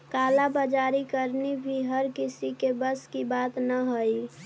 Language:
Magahi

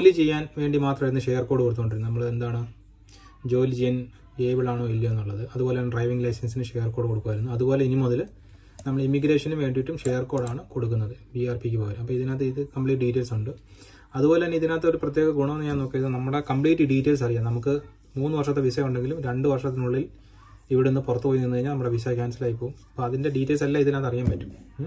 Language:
Malayalam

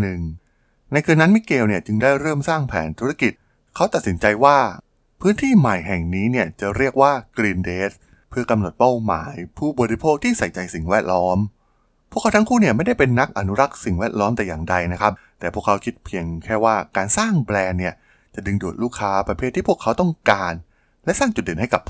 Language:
Thai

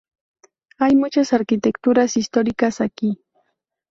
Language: Spanish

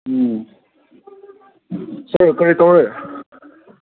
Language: Manipuri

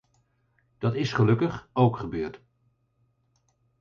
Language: Dutch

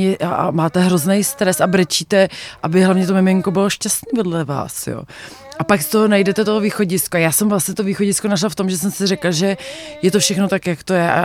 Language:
Czech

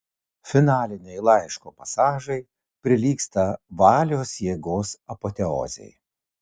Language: Lithuanian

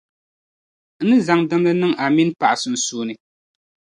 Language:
Dagbani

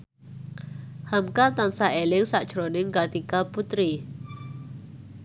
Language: Javanese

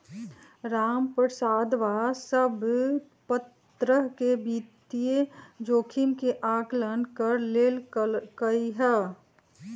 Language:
Magahi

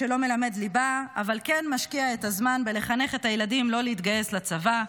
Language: Hebrew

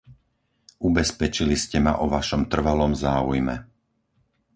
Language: Slovak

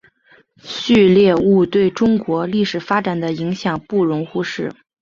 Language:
Chinese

